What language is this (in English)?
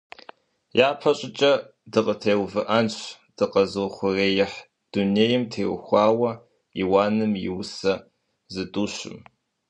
Kabardian